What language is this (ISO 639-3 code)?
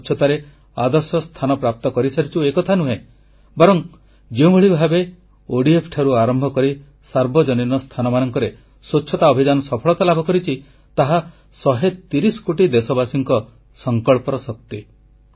ori